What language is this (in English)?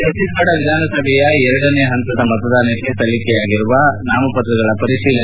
Kannada